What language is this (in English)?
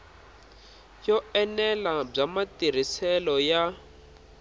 Tsonga